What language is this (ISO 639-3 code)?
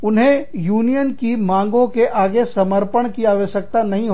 hin